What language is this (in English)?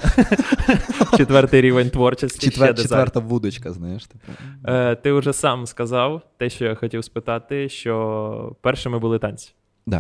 Ukrainian